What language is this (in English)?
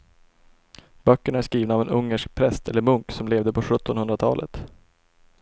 Swedish